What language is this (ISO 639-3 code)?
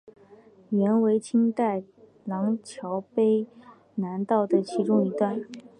zho